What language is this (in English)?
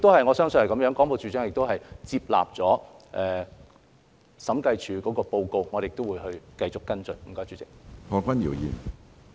Cantonese